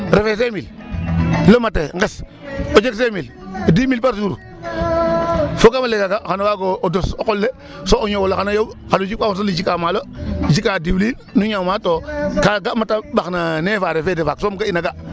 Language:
Serer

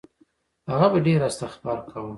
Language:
Pashto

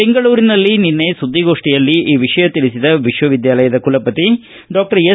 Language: Kannada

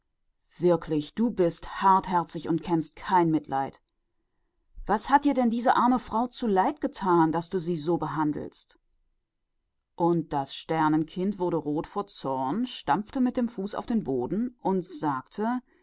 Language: German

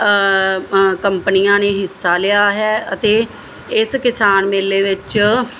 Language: Punjabi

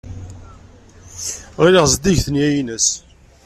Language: Kabyle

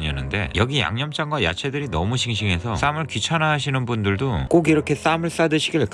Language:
Korean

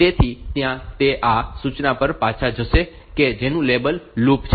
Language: Gujarati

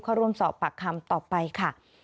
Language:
Thai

